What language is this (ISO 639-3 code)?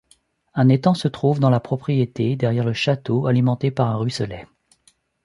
fra